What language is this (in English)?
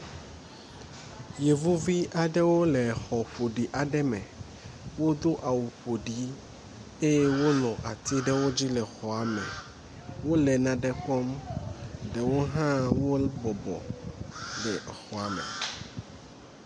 Ewe